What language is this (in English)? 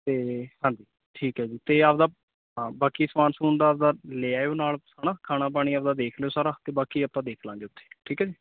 Punjabi